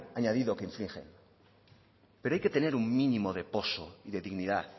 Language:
Spanish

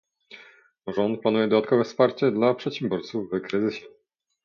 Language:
Polish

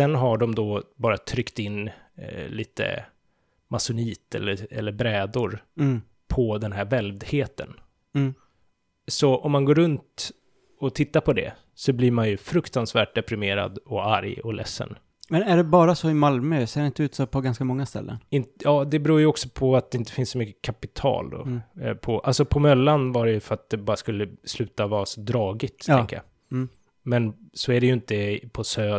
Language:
Swedish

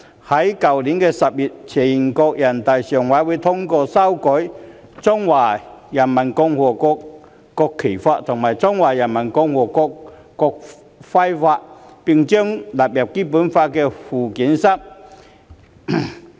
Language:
Cantonese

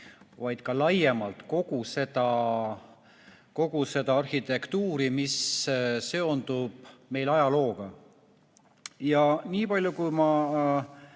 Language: Estonian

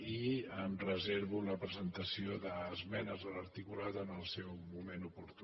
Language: Catalan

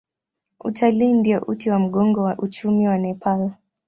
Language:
Swahili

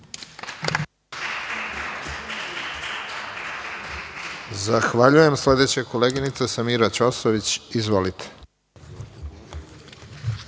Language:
Serbian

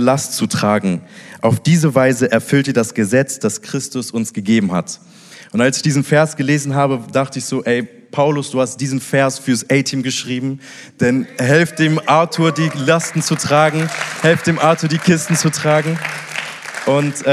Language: German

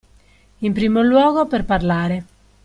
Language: Italian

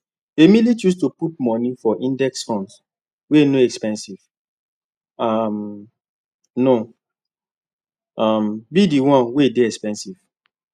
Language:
Nigerian Pidgin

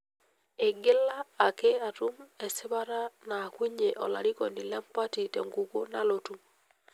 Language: Masai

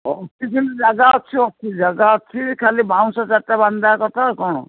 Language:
Odia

